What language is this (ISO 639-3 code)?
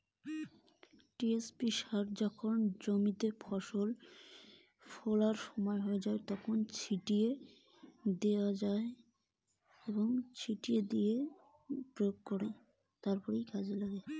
ben